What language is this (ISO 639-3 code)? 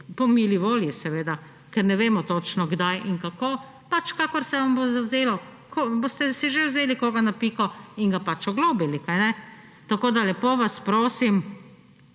slv